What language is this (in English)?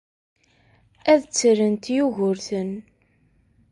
Kabyle